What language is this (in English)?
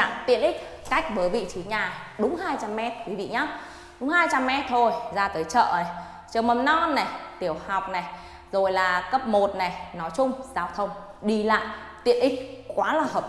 Vietnamese